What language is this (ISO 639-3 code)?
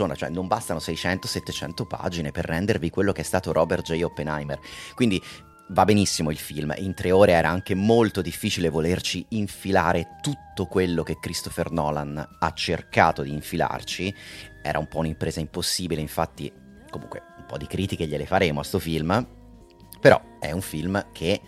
ita